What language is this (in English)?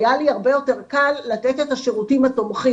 Hebrew